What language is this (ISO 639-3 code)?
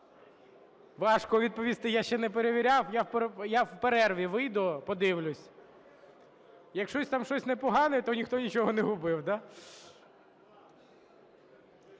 ukr